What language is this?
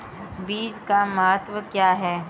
Hindi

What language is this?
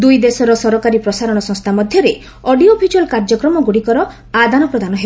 Odia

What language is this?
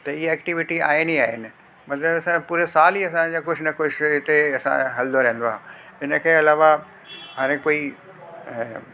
Sindhi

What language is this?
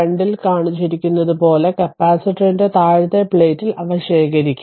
Malayalam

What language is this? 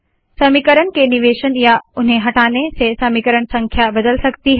Hindi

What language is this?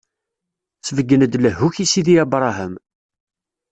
Kabyle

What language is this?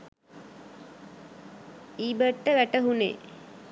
Sinhala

